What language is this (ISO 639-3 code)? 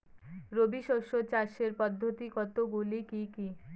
ben